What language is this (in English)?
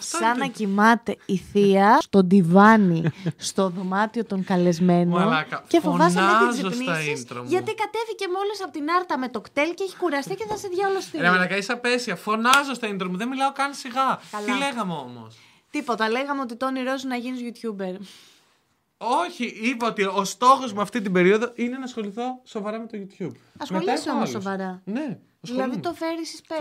Greek